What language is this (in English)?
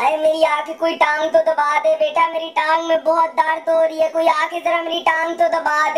Indonesian